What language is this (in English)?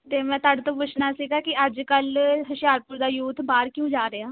Punjabi